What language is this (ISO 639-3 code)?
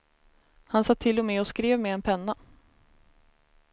swe